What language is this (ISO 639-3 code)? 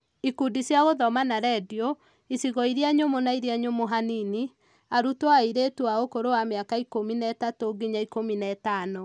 kik